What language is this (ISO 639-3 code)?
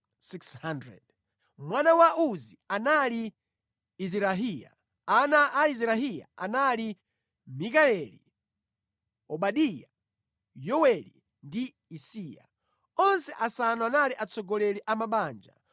nya